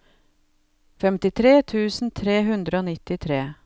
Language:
Norwegian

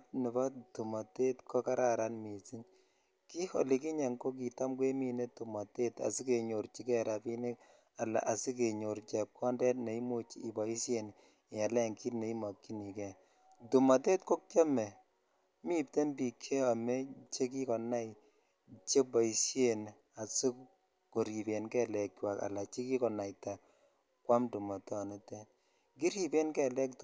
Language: Kalenjin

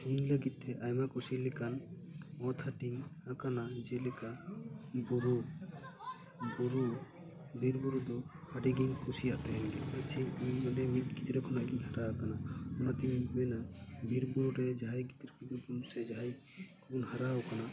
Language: Santali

